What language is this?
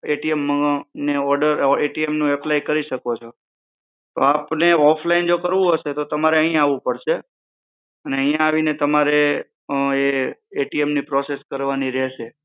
Gujarati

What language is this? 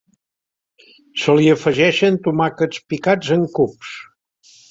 Catalan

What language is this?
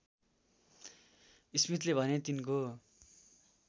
Nepali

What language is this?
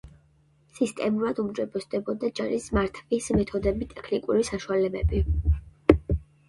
Georgian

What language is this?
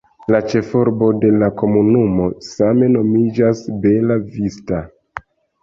Esperanto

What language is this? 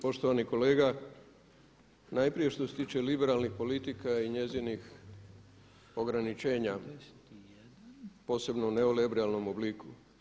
Croatian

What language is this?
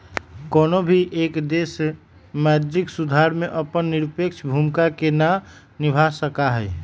Magahi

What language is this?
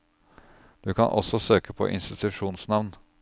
Norwegian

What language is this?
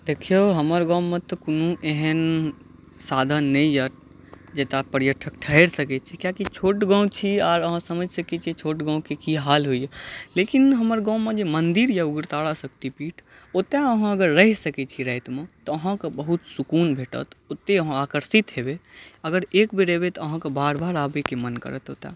Maithili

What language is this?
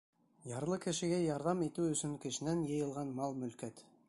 Bashkir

